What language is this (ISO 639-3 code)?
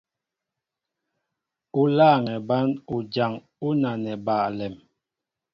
mbo